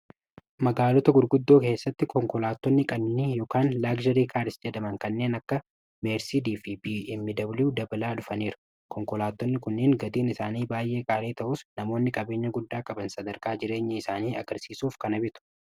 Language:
Oromo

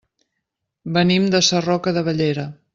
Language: Catalan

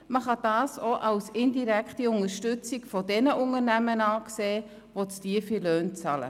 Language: Swiss German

